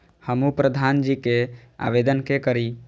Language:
Maithili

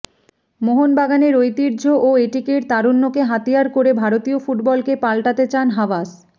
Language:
Bangla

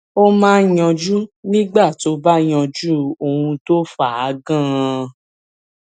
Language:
Yoruba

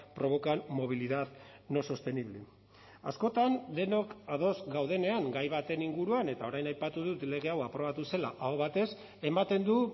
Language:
Basque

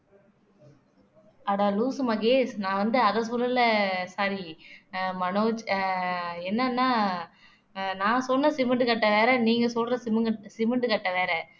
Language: Tamil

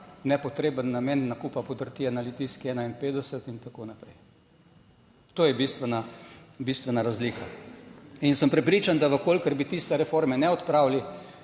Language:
Slovenian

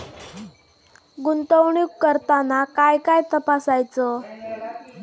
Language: Marathi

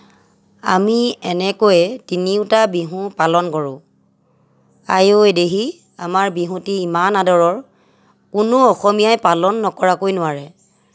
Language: Assamese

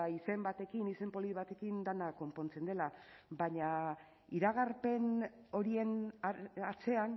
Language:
Basque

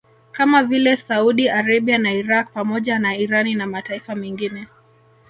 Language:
Swahili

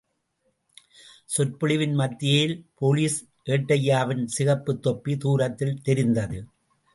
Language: Tamil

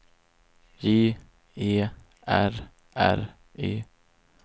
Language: Swedish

